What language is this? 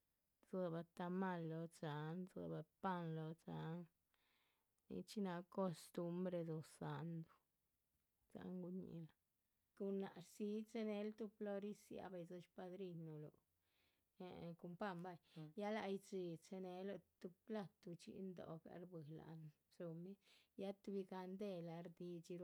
Chichicapan Zapotec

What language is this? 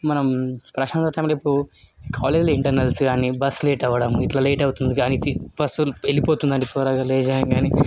Telugu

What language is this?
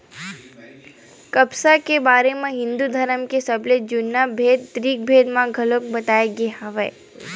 Chhattisgarhi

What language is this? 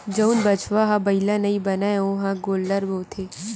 Chhattisgarhi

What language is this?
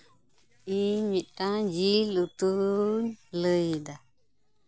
Santali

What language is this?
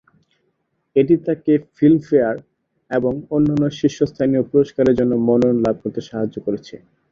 Bangla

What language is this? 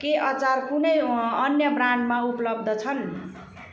Nepali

